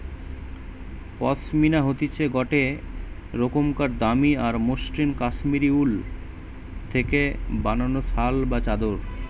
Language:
Bangla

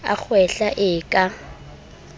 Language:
Southern Sotho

